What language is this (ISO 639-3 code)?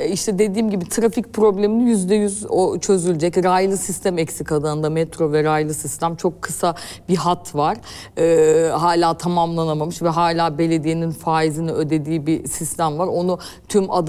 tur